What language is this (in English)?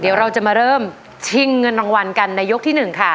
Thai